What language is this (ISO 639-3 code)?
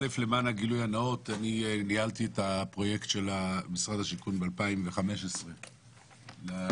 heb